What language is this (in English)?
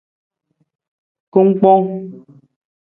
Nawdm